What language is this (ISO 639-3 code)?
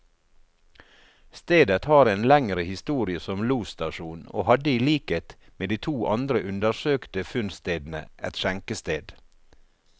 nor